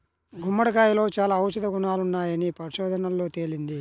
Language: Telugu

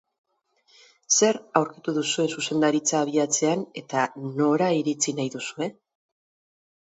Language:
Basque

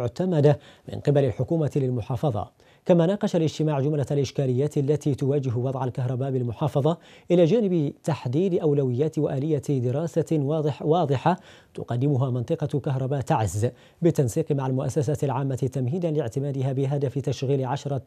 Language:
Arabic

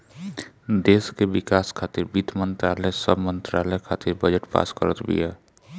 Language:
Bhojpuri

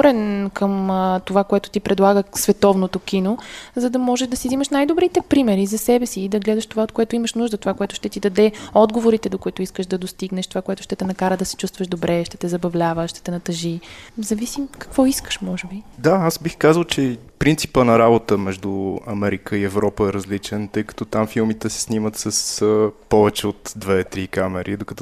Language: Bulgarian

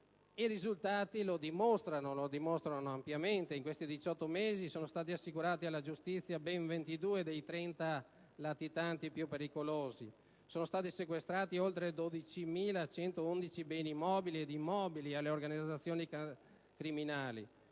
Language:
Italian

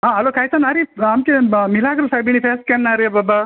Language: Konkani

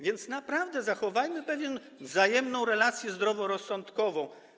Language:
Polish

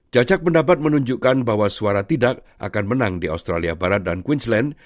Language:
Indonesian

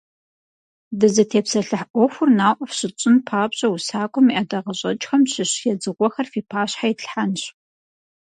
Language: Kabardian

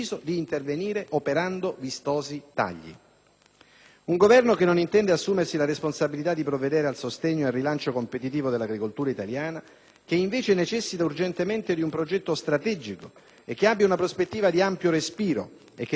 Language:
Italian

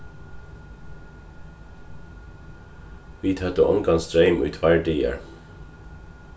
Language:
Faroese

